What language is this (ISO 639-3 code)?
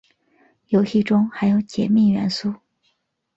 zho